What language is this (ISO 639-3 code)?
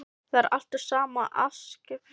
isl